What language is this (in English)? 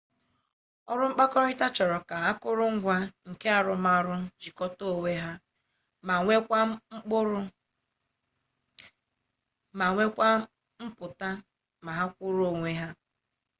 Igbo